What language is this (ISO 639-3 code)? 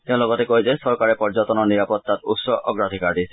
asm